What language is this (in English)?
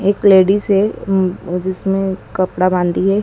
Hindi